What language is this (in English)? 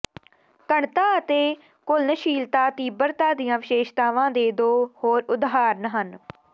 Punjabi